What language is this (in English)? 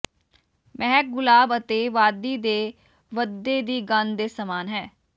Punjabi